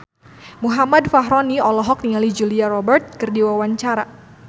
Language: Sundanese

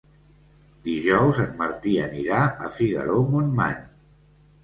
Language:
Catalan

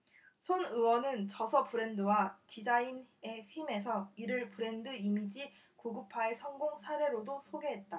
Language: Korean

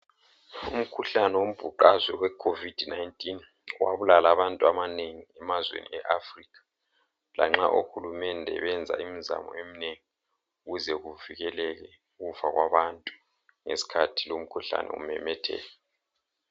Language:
North Ndebele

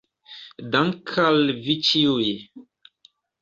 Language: Esperanto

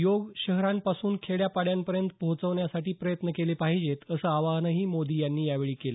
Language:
Marathi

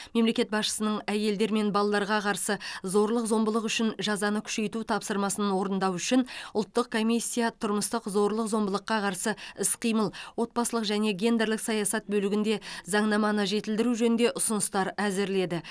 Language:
Kazakh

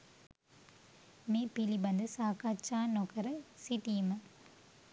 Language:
Sinhala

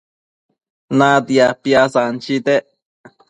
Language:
Matsés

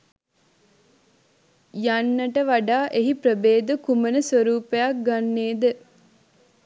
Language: Sinhala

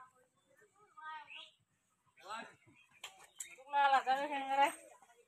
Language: Arabic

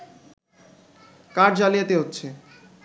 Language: Bangla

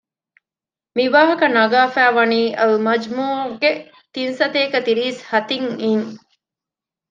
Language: Divehi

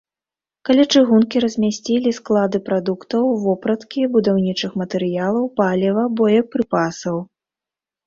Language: Belarusian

